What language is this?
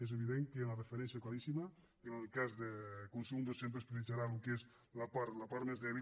Catalan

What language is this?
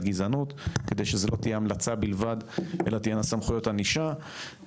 Hebrew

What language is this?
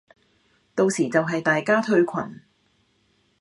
Cantonese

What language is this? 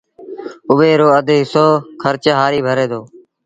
Sindhi Bhil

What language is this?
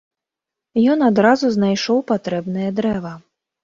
Belarusian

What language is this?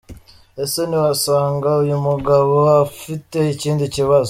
Kinyarwanda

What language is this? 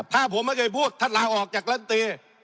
Thai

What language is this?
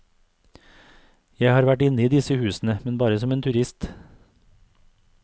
Norwegian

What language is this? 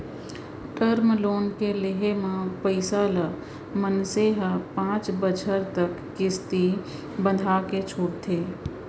Chhattisgarhi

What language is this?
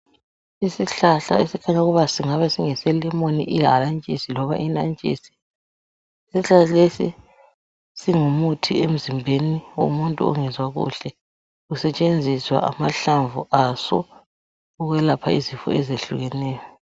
North Ndebele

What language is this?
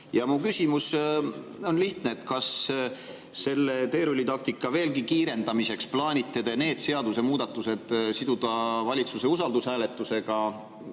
Estonian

